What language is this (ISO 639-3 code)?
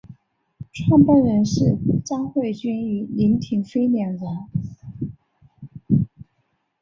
zho